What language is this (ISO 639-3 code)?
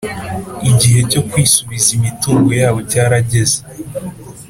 kin